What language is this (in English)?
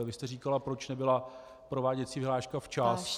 Czech